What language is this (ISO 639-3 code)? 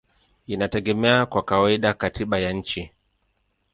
swa